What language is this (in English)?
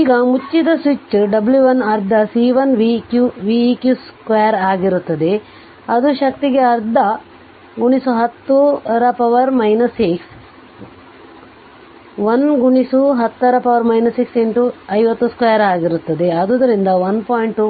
Kannada